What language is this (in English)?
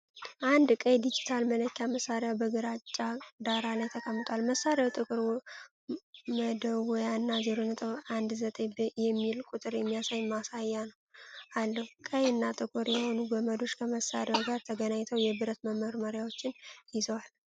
Amharic